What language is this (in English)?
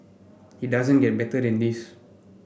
English